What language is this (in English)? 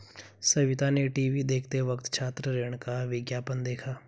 Hindi